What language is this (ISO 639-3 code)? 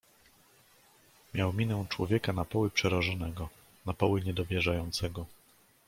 pol